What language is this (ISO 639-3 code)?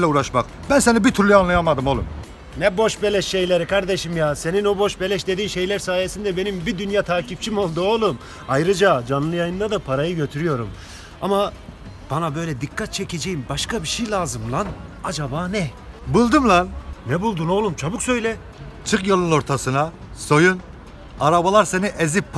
tur